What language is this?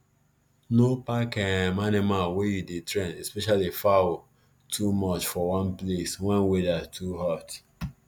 Nigerian Pidgin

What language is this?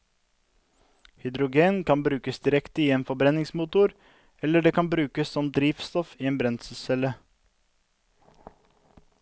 Norwegian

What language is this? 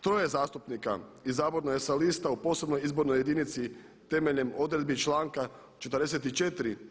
Croatian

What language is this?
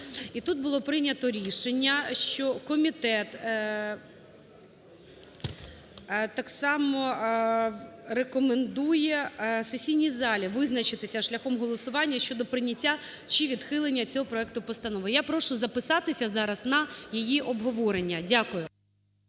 Ukrainian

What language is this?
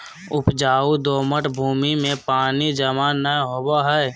Magahi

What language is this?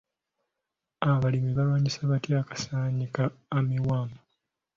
Ganda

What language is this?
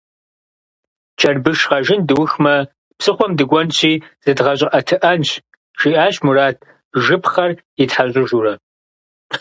Kabardian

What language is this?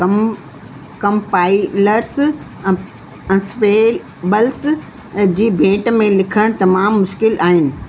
Sindhi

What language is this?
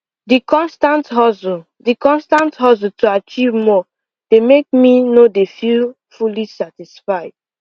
Nigerian Pidgin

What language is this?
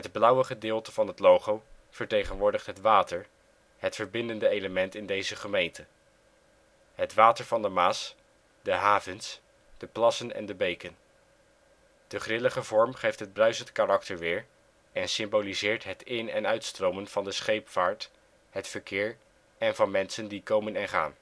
Dutch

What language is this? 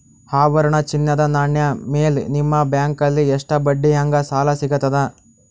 Kannada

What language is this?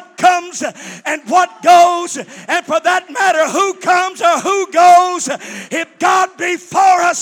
English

